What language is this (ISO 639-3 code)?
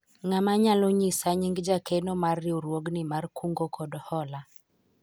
luo